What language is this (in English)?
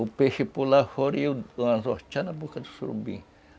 Portuguese